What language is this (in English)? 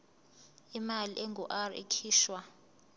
Zulu